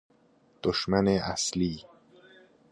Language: Persian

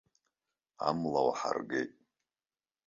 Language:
Abkhazian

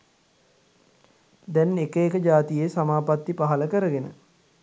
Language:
Sinhala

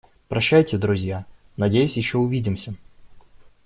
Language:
Russian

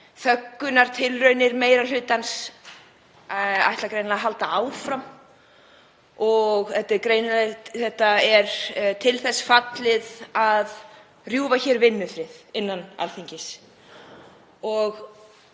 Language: Icelandic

